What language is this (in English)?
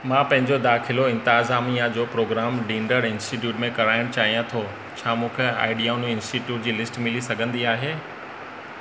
Sindhi